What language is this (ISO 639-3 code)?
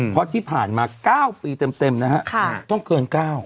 tha